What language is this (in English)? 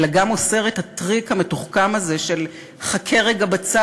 Hebrew